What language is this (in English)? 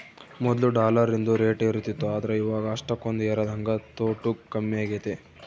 Kannada